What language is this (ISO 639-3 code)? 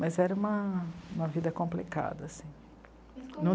por